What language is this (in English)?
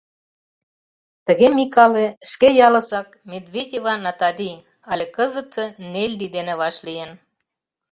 Mari